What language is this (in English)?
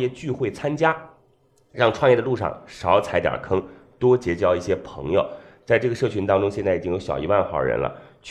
Chinese